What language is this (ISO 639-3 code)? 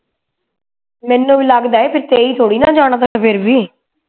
pan